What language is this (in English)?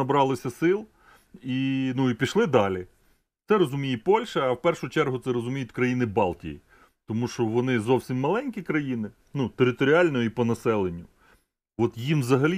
Ukrainian